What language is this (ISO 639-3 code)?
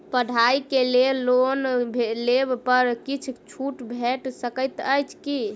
mai